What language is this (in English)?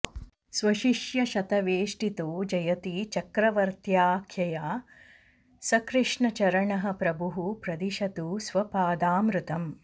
Sanskrit